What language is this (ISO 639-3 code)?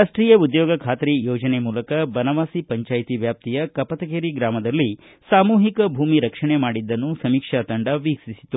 kan